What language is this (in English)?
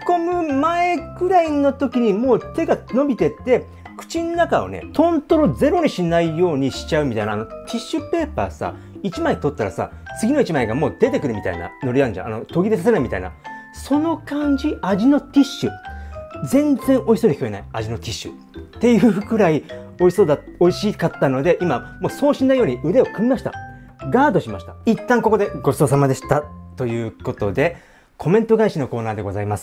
Japanese